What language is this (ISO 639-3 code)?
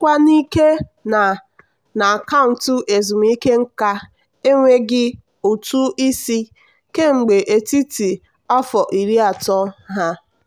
ibo